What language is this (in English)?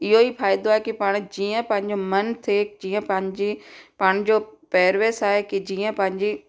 Sindhi